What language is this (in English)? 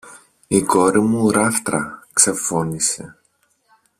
Greek